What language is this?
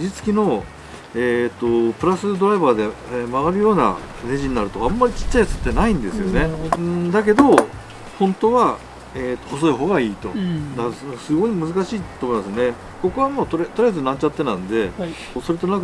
Japanese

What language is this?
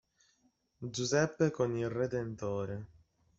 Italian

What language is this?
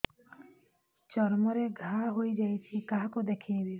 Odia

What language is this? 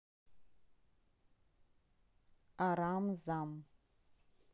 Russian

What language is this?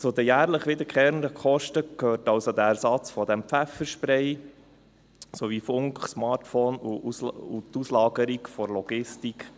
Swiss German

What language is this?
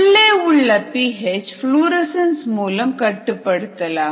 Tamil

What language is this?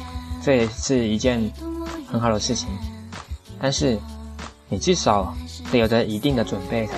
Chinese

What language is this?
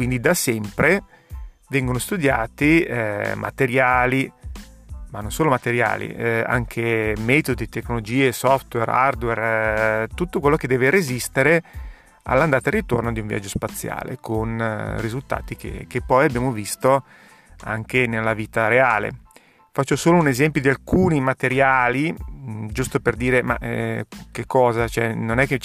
Italian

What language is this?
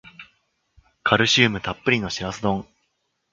Japanese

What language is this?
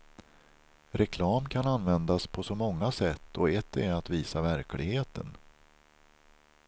Swedish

